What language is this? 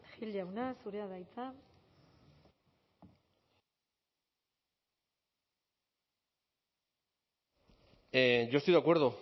Basque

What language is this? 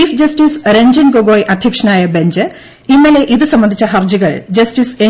Malayalam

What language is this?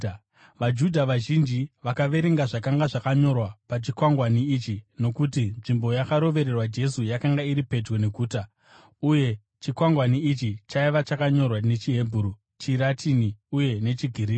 Shona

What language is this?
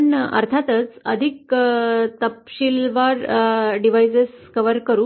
Marathi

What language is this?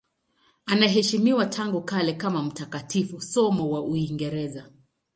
Swahili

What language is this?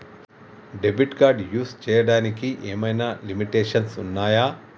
Telugu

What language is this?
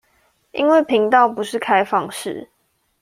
Chinese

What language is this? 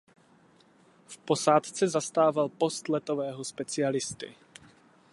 Czech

